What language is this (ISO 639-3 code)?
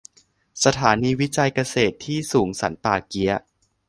tha